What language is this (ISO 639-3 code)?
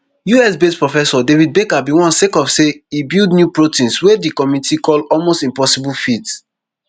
pcm